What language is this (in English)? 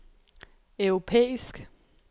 Danish